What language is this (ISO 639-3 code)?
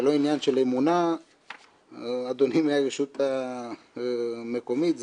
heb